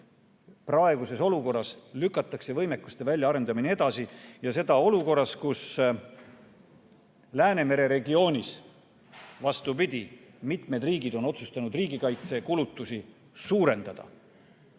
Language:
Estonian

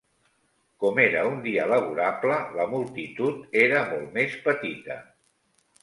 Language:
Catalan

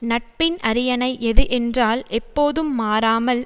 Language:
Tamil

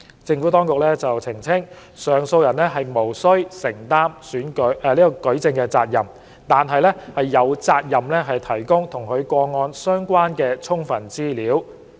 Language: Cantonese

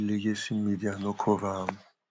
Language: Nigerian Pidgin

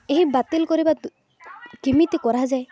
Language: Odia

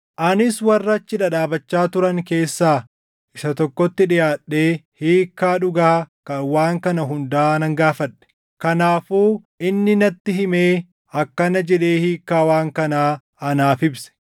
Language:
Oromo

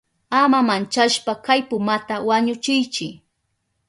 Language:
Southern Pastaza Quechua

